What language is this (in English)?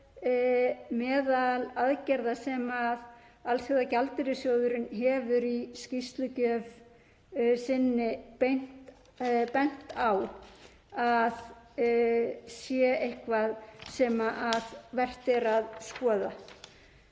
Icelandic